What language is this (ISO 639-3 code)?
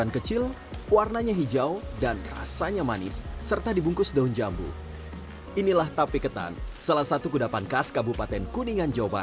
ind